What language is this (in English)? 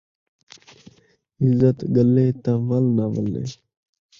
Saraiki